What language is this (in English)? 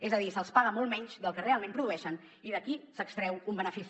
Catalan